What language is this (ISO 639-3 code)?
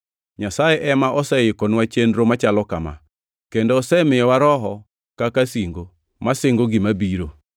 luo